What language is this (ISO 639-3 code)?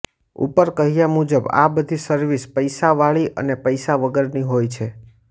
guj